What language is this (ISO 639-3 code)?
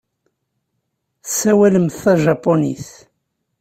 kab